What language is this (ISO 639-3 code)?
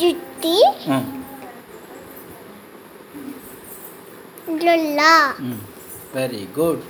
tel